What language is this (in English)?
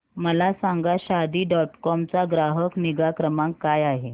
Marathi